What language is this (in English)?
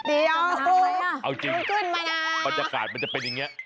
Thai